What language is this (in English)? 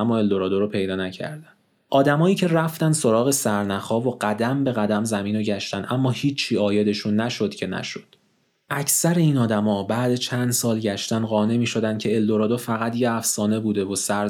Persian